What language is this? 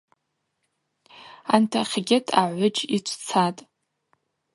Abaza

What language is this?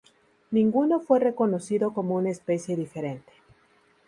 Spanish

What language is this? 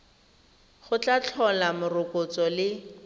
Tswana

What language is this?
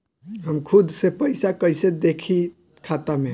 Bhojpuri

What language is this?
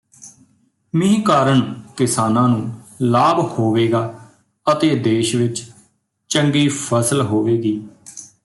Punjabi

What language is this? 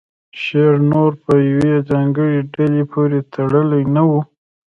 Pashto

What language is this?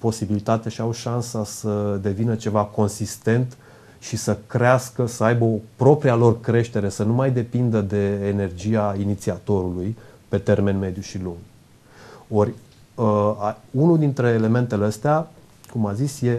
Romanian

